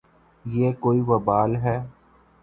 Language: Urdu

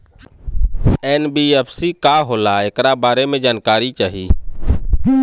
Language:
Bhojpuri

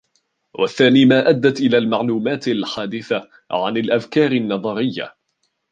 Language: Arabic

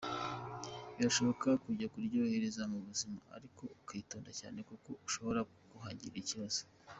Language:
Kinyarwanda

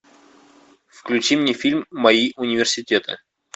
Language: Russian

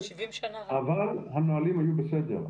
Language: Hebrew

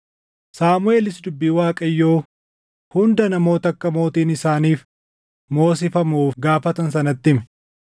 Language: Oromo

